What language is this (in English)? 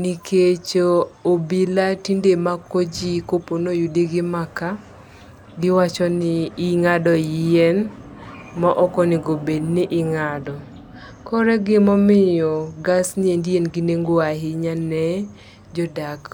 Luo (Kenya and Tanzania)